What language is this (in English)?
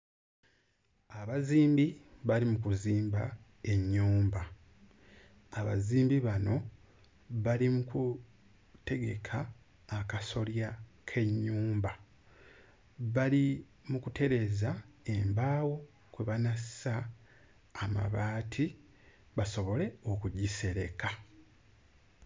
Ganda